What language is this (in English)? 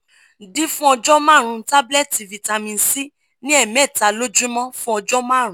Yoruba